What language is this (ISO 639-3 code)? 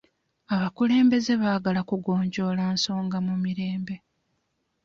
lug